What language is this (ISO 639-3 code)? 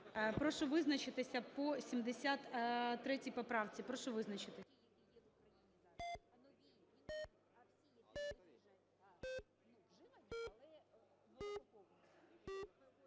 ukr